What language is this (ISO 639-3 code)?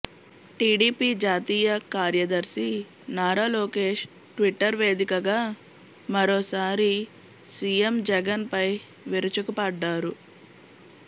tel